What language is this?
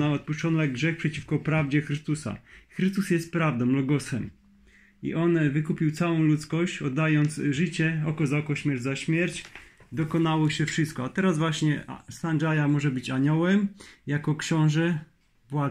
Polish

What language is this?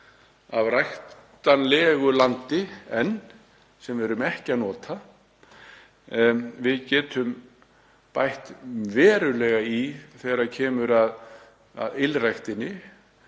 Icelandic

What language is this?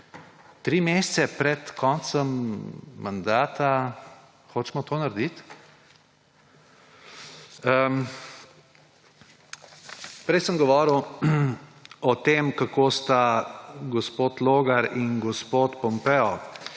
Slovenian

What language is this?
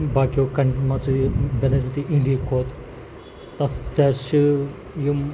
Kashmiri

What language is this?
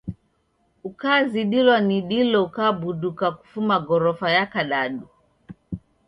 Taita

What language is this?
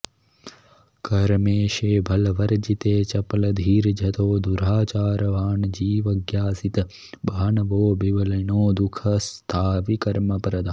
Sanskrit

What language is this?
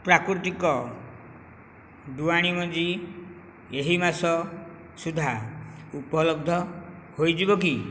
Odia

